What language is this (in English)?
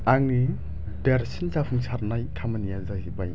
Bodo